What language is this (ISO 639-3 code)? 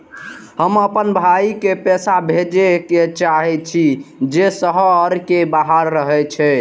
mai